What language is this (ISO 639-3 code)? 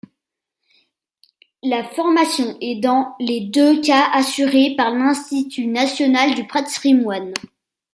fra